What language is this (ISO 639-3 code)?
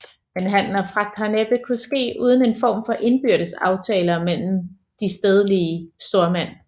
dan